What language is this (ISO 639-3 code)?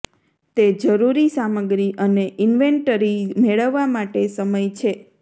guj